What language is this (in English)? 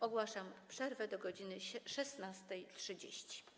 Polish